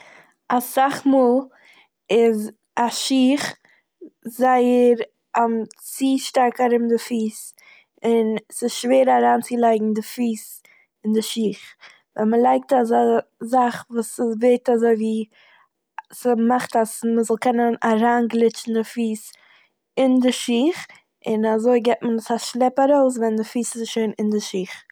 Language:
Yiddish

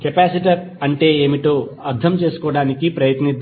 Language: Telugu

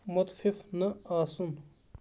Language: Kashmiri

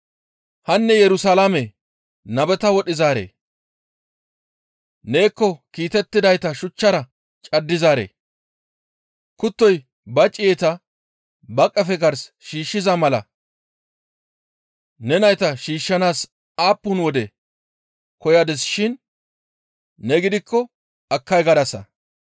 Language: Gamo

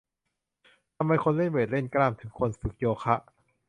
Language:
Thai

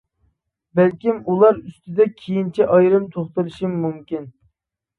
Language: Uyghur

